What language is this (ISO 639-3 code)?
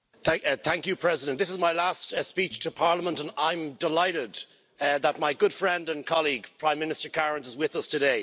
eng